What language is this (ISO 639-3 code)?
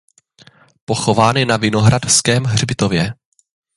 ces